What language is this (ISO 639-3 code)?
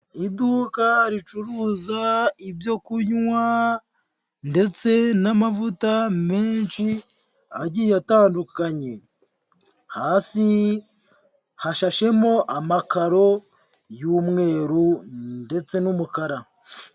kin